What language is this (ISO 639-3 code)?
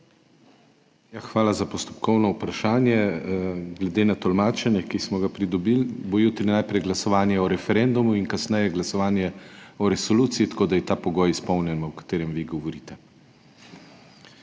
slv